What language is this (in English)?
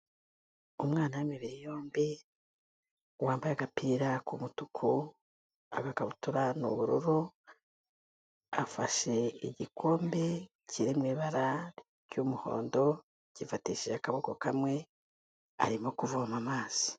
Kinyarwanda